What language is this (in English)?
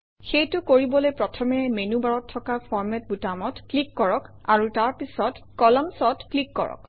Assamese